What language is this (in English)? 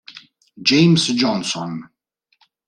Italian